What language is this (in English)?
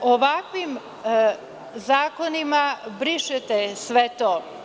Serbian